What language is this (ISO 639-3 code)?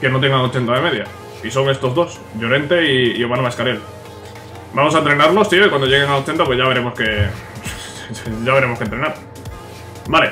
spa